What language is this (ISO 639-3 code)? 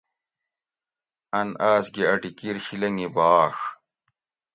gwc